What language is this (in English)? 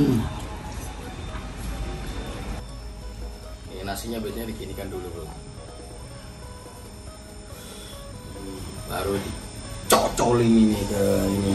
Indonesian